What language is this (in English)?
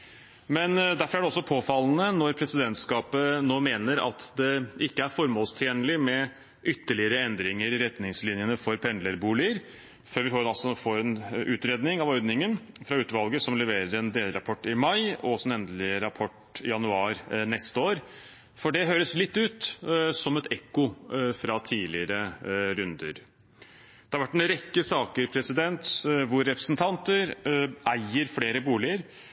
Norwegian Bokmål